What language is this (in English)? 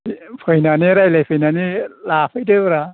Bodo